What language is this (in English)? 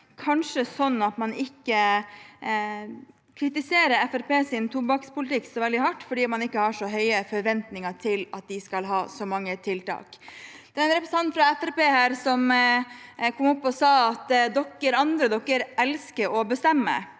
Norwegian